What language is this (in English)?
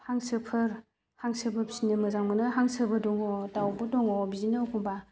Bodo